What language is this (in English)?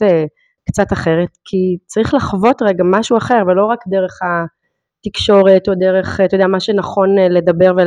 Hebrew